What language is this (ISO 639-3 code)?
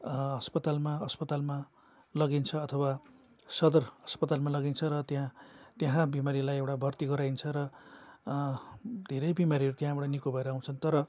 nep